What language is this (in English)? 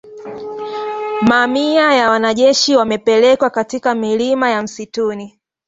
Swahili